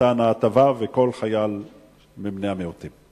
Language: Hebrew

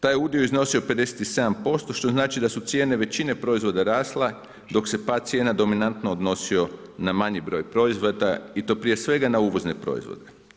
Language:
Croatian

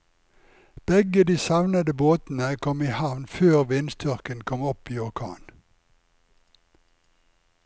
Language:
Norwegian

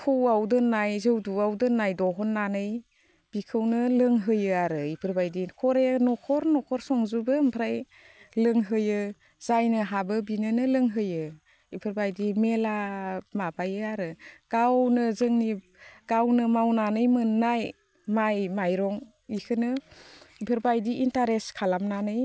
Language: Bodo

